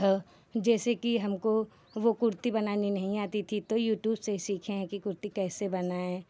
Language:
Hindi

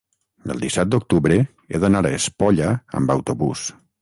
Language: Catalan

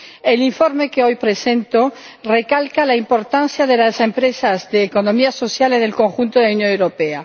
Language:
Spanish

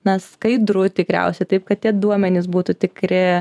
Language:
Lithuanian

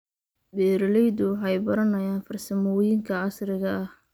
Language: Somali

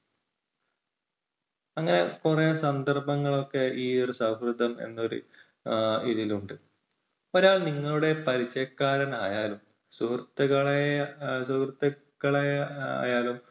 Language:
Malayalam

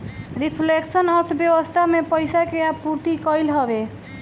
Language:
Bhojpuri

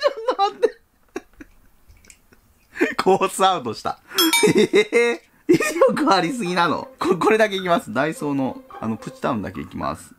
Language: Japanese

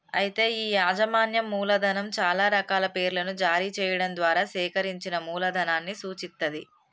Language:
Telugu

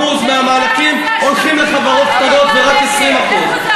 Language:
Hebrew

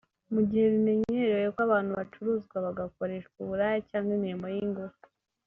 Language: Kinyarwanda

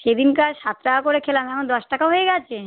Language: Bangla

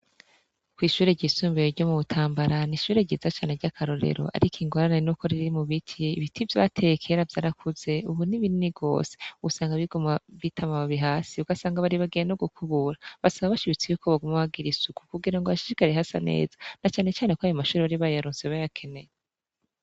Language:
Rundi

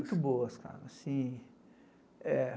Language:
Portuguese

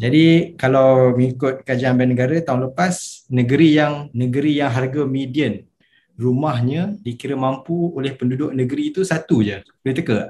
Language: Malay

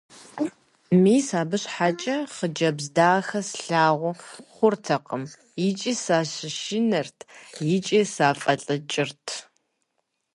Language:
Kabardian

